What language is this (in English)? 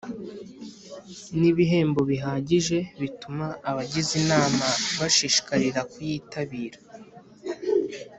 Kinyarwanda